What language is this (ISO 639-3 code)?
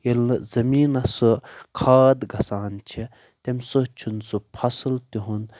kas